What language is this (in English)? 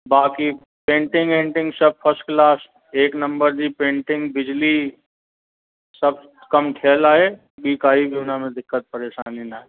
Sindhi